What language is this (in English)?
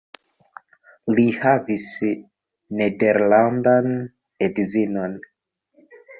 Esperanto